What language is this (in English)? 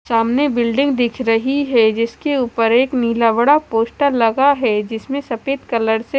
Hindi